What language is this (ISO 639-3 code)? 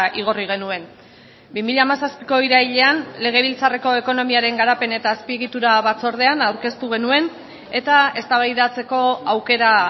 eus